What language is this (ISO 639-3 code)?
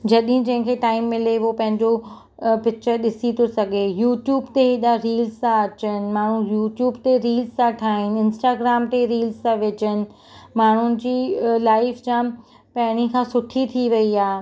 snd